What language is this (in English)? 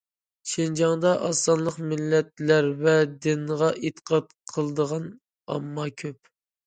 Uyghur